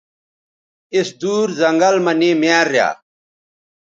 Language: Bateri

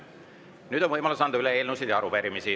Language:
Estonian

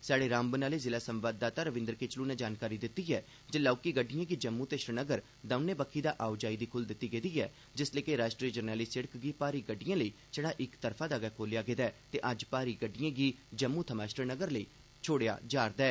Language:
Dogri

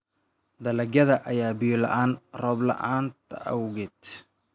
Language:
Somali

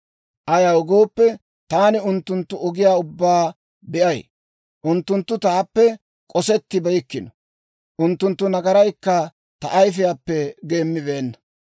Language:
Dawro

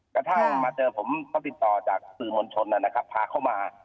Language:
Thai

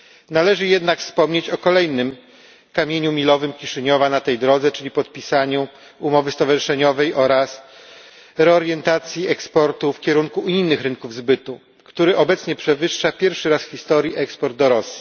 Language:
Polish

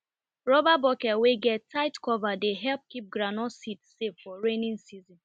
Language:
Nigerian Pidgin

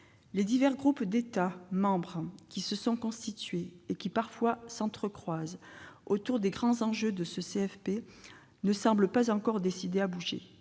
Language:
French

